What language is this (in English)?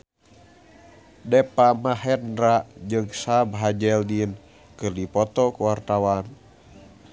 Sundanese